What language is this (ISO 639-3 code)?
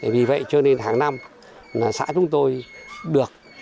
vie